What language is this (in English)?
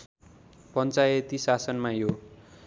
Nepali